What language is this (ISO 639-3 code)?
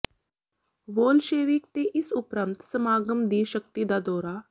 pan